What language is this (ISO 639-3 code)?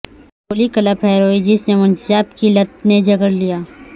urd